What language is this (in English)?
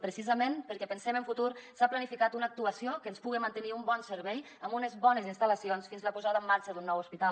Catalan